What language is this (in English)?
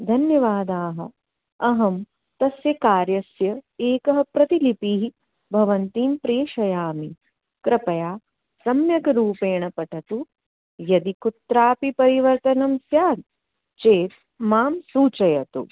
Sanskrit